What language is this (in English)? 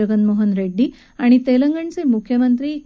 Marathi